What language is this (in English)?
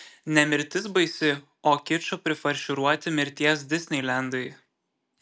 Lithuanian